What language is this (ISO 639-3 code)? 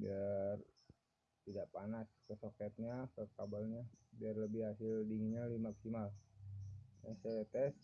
ind